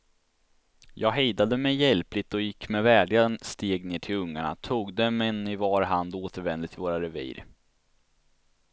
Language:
Swedish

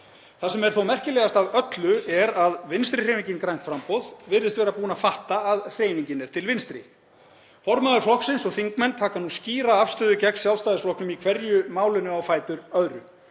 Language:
Icelandic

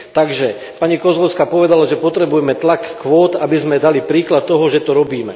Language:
Slovak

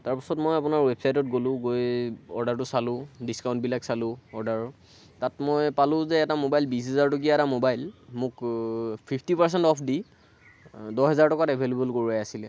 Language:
Assamese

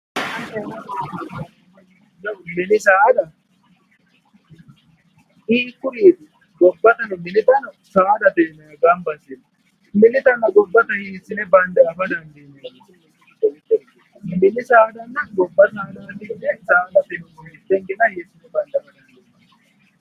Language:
Sidamo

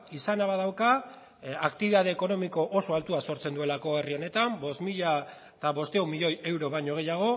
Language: Basque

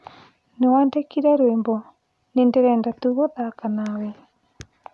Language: Kikuyu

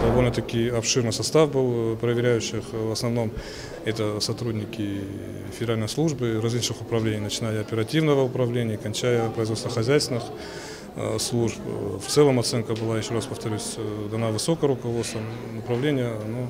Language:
Russian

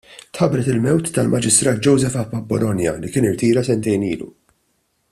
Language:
Maltese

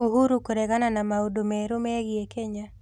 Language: Kikuyu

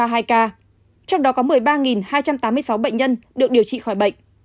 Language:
Vietnamese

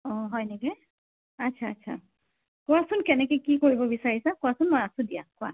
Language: Assamese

